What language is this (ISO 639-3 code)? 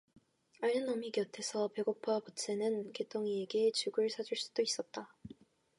kor